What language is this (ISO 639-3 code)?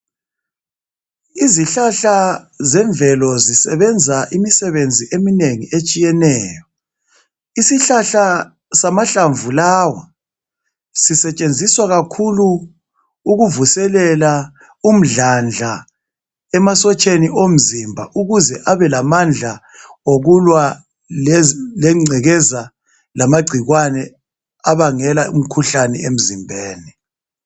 nde